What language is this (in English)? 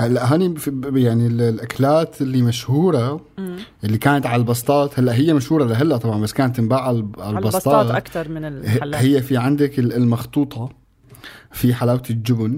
Arabic